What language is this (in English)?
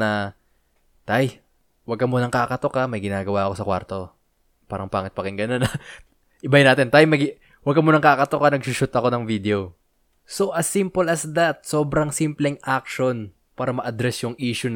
Filipino